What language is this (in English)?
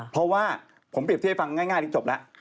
Thai